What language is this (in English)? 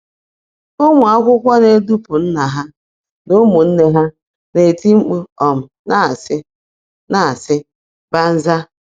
Igbo